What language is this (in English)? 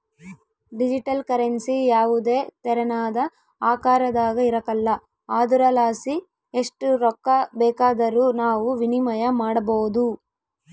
Kannada